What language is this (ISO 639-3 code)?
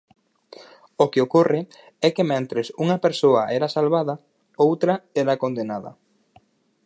glg